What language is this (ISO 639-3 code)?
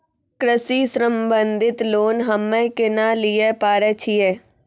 mai